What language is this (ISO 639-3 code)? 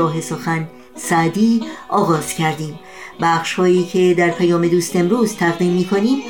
fas